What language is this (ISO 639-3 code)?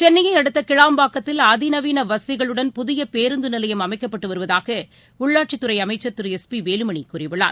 tam